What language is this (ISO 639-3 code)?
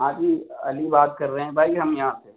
urd